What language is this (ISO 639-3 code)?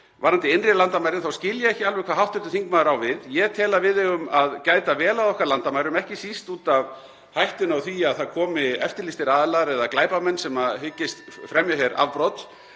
isl